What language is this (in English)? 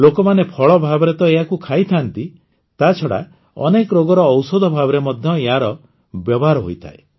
Odia